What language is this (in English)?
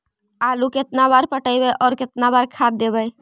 Magahi